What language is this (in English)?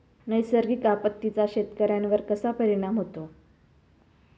Marathi